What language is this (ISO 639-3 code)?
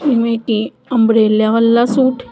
pan